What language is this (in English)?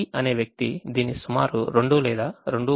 Telugu